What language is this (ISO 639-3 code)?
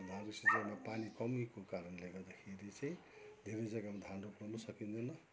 nep